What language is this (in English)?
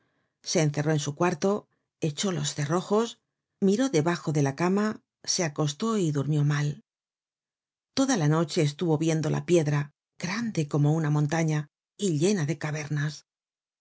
Spanish